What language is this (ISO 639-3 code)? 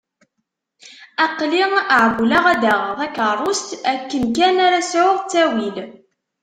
kab